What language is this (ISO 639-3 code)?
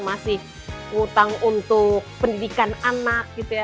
ind